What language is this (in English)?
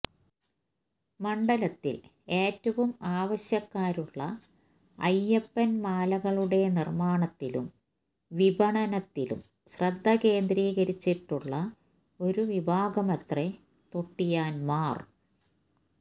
Malayalam